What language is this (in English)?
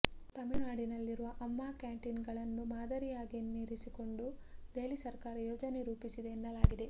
Kannada